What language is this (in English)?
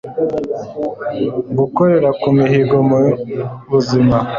Kinyarwanda